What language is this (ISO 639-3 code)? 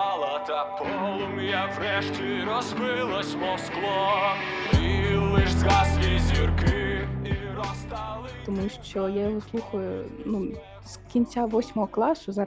ukr